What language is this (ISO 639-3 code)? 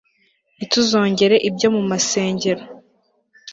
kin